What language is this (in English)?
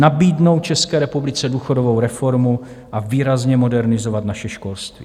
Czech